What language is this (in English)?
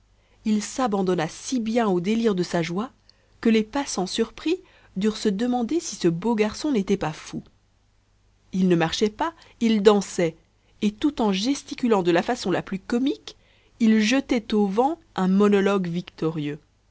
French